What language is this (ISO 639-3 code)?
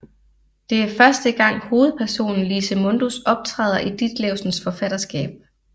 dan